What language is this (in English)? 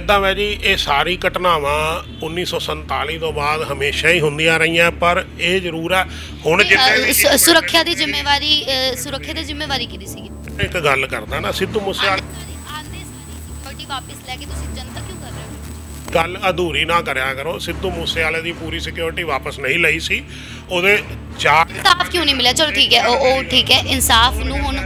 Hindi